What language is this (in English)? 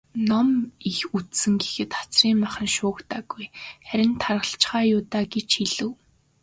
Mongolian